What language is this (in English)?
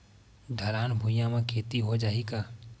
Chhattisgarhi